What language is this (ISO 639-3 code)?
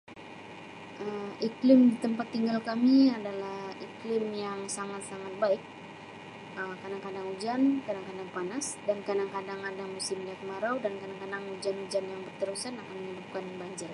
msi